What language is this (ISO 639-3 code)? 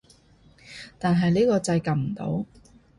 yue